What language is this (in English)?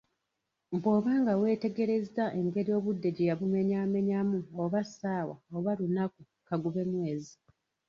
Ganda